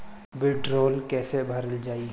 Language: Bhojpuri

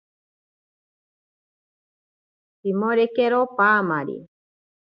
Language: Ashéninka Perené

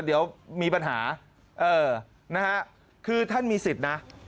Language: Thai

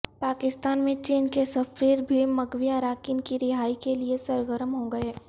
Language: Urdu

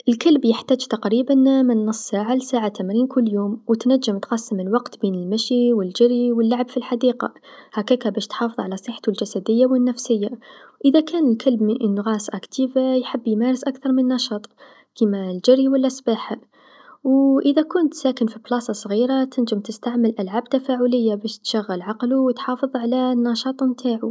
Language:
Tunisian Arabic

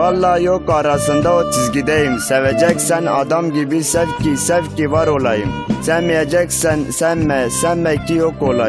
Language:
Turkish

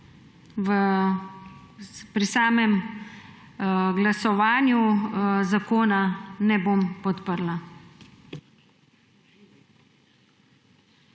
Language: Slovenian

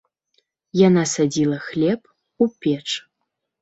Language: Belarusian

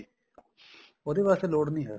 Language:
Punjabi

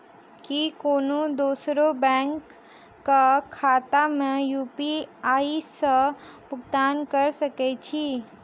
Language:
Maithili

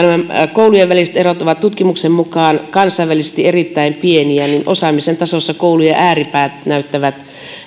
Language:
Finnish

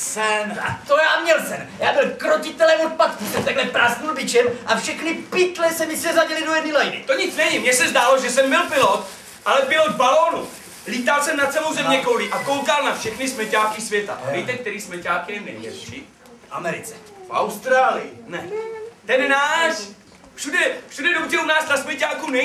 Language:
Czech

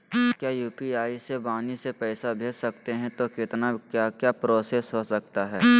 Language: Magahi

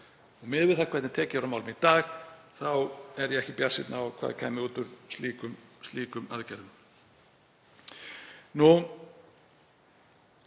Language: Icelandic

